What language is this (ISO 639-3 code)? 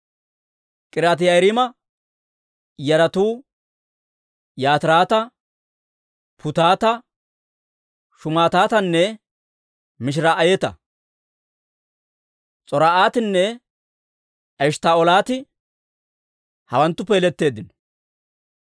dwr